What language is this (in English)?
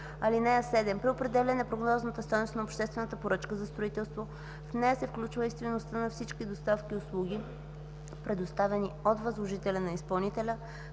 Bulgarian